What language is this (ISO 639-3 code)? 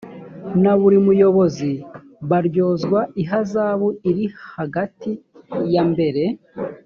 kin